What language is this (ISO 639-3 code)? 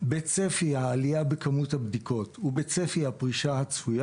heb